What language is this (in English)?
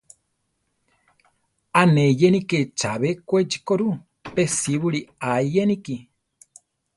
Central Tarahumara